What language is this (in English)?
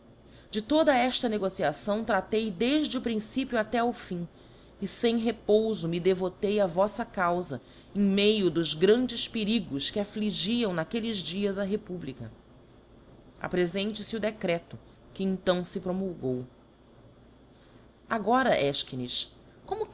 Portuguese